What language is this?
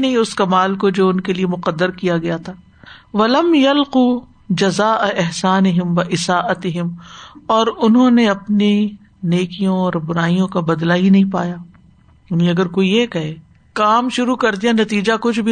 Urdu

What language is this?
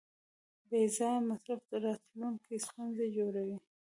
Pashto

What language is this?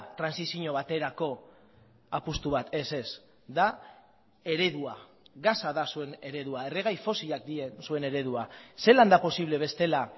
Basque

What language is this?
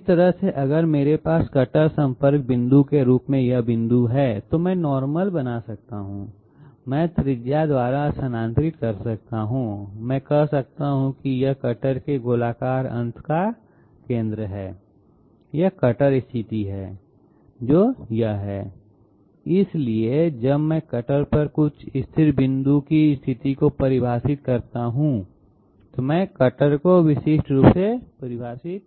Hindi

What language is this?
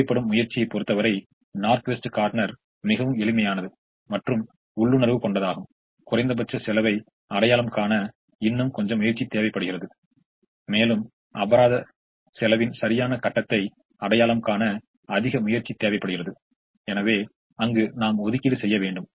Tamil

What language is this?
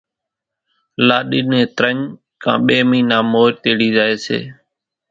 Kachi Koli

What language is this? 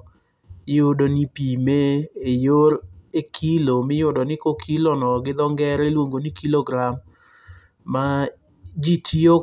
Luo (Kenya and Tanzania)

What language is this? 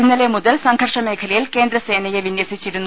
Malayalam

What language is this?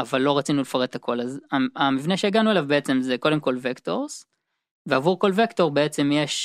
Hebrew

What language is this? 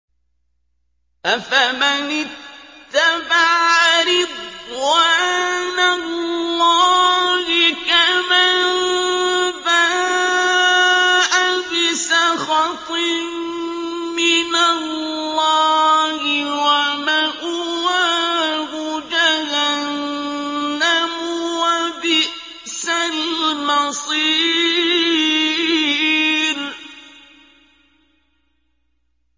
Arabic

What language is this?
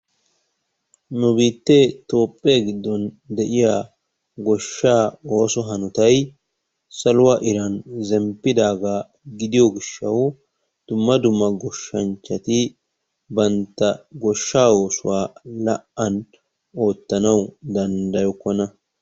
Wolaytta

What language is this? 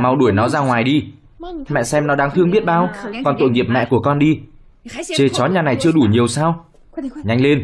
Vietnamese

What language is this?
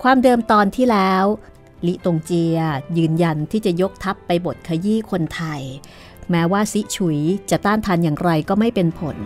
Thai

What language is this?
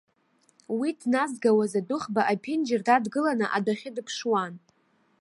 Abkhazian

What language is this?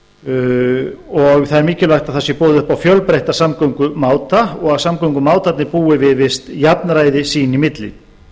Icelandic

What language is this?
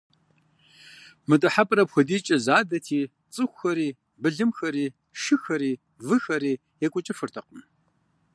Kabardian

